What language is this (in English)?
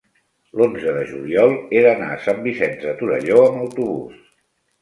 Catalan